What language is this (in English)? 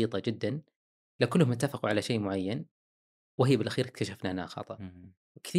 Arabic